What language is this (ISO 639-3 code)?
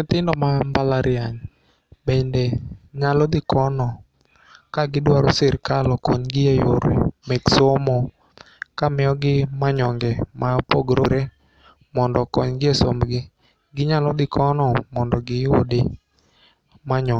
luo